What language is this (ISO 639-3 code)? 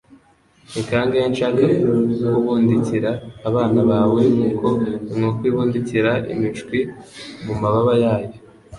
kin